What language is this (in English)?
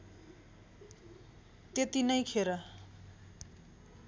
Nepali